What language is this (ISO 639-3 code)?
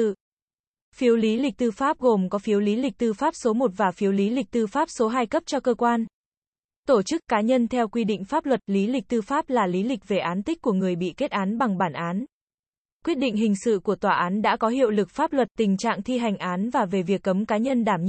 vie